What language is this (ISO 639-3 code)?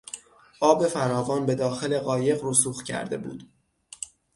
fas